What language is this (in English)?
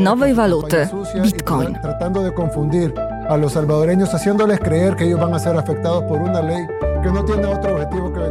Polish